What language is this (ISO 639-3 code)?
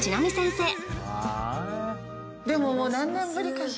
jpn